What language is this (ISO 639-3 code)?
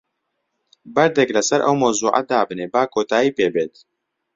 ckb